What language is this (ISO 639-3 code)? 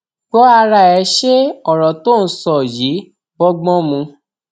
yor